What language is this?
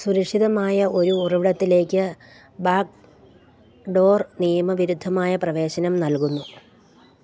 Malayalam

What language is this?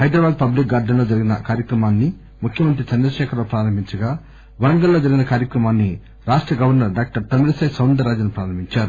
Telugu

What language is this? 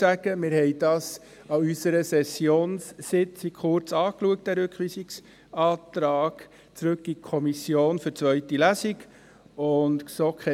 Swiss German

